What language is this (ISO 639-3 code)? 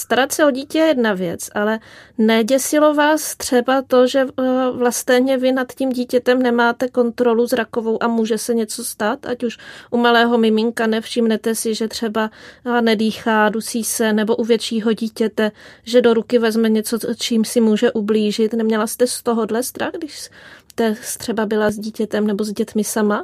ces